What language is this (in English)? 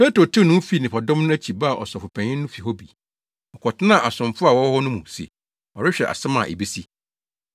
Akan